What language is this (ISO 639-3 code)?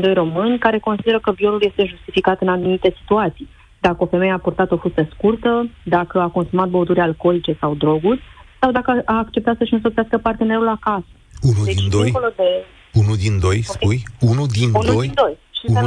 ron